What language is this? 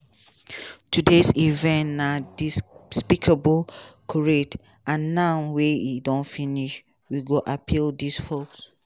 Nigerian Pidgin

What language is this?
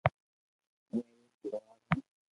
Loarki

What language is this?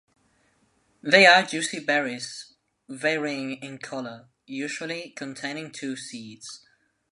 English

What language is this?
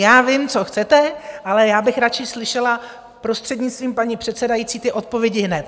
Czech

